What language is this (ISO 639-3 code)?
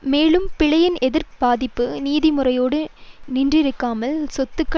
tam